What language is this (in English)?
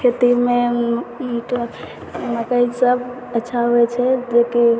Maithili